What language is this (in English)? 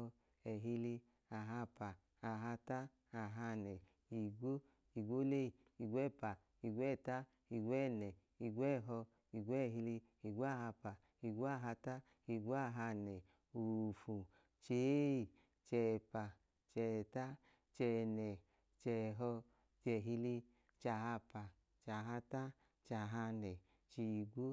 Idoma